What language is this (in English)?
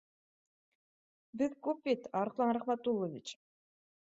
Bashkir